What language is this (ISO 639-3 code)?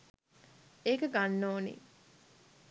sin